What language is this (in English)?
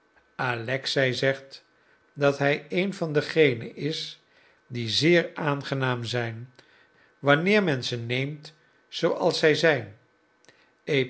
Dutch